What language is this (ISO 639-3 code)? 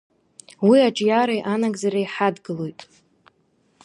abk